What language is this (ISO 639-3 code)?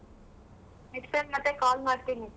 kan